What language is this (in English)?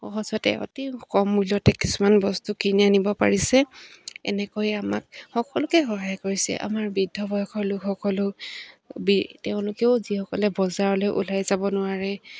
Assamese